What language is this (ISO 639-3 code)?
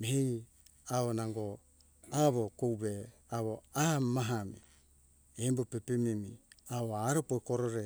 hkk